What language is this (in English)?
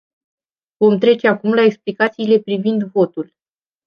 Romanian